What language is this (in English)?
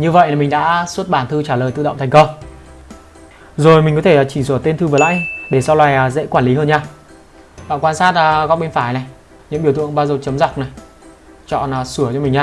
Vietnamese